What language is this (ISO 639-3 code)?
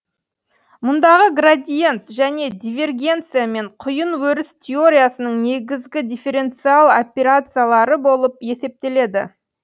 kaz